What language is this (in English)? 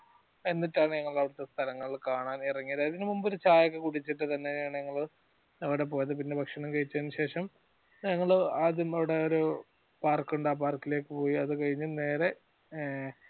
Malayalam